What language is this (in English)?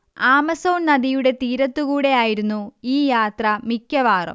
Malayalam